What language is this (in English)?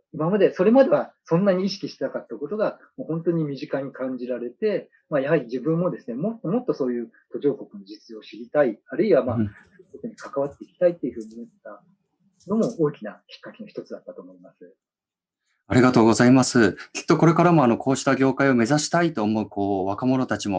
Japanese